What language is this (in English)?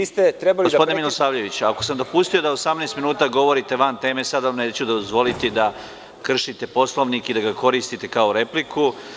Serbian